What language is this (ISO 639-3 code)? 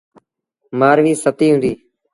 sbn